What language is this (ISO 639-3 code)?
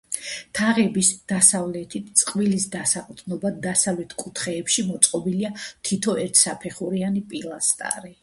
kat